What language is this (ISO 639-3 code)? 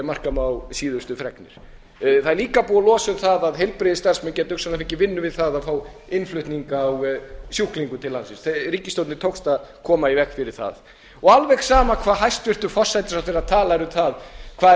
isl